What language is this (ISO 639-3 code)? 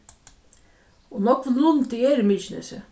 fao